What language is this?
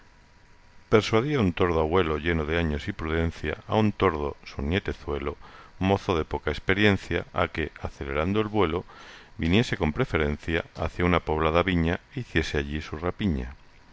Spanish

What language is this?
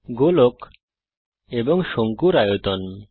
Bangla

